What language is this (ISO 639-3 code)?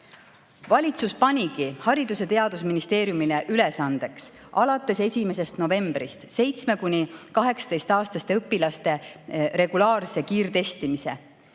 est